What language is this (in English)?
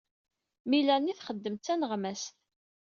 Kabyle